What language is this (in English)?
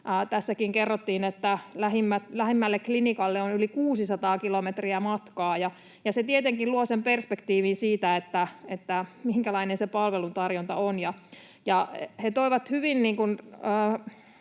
Finnish